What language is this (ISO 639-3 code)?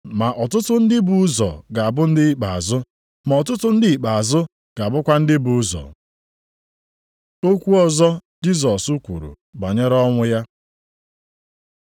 ibo